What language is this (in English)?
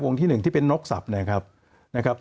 Thai